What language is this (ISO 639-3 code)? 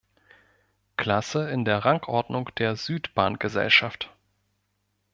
deu